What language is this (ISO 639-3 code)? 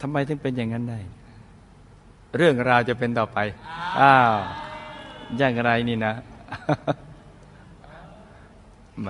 tha